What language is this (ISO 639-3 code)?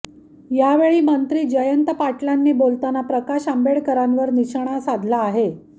mar